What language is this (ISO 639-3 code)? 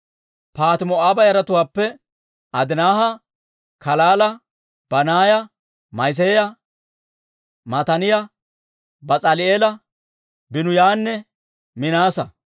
dwr